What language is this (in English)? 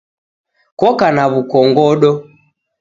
Taita